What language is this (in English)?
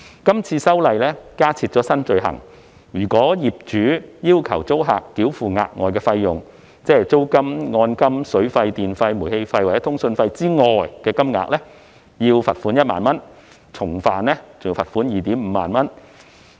Cantonese